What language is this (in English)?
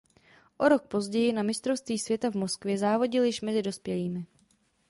Czech